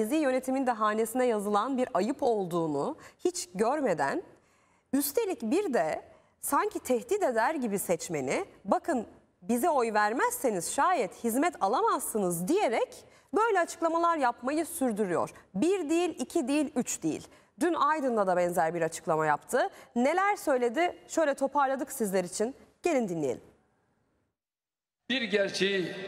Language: Turkish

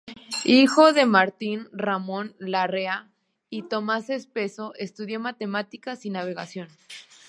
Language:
Spanish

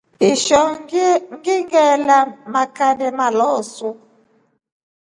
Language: Rombo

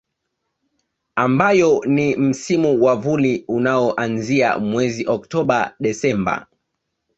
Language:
Swahili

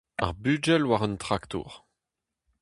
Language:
Breton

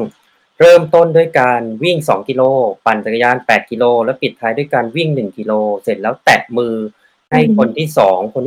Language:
Thai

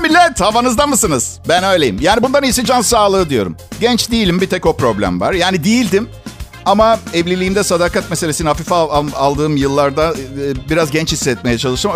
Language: Turkish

